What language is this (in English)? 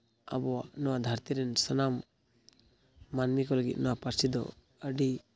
Santali